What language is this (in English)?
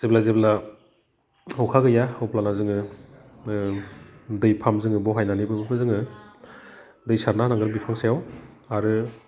Bodo